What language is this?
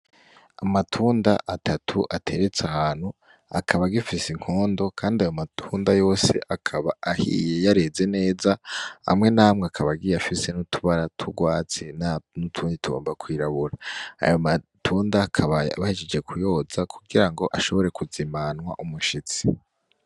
Rundi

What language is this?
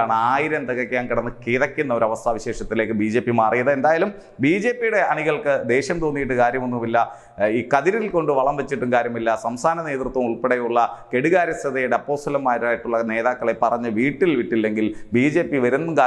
Indonesian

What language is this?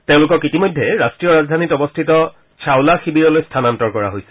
Assamese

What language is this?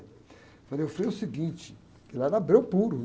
Portuguese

